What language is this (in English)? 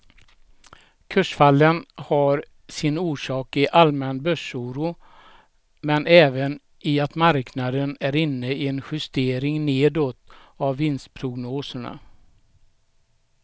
Swedish